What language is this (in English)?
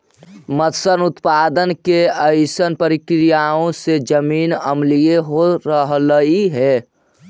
Magahi